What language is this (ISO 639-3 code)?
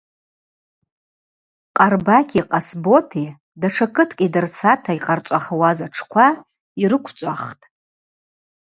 abq